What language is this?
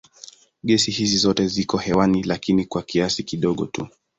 Swahili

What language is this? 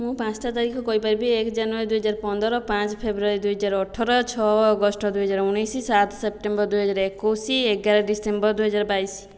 Odia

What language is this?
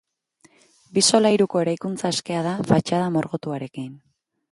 Basque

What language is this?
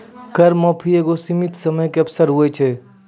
Maithili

